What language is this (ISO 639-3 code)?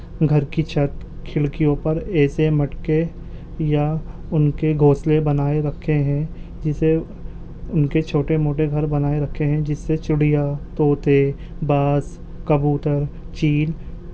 urd